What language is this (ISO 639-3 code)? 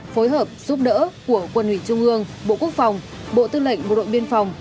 vie